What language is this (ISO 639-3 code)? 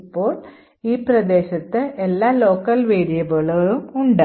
mal